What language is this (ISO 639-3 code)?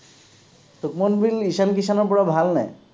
asm